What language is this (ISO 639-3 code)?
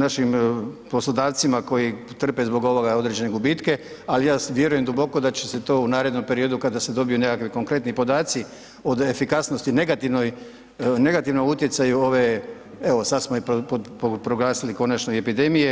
hrv